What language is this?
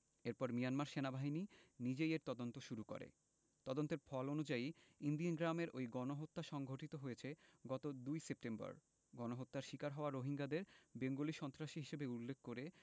Bangla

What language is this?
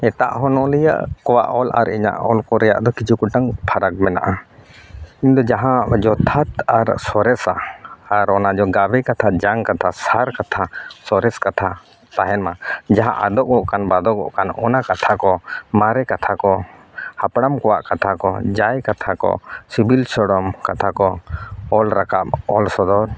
Santali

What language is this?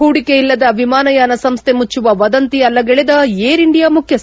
Kannada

